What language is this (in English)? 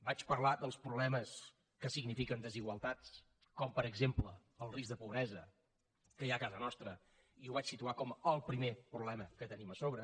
Catalan